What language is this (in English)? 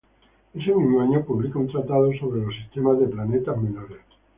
Spanish